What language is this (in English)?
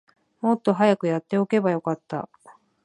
Japanese